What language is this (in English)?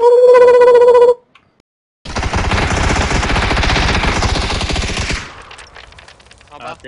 French